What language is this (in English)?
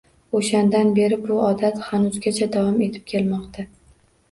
Uzbek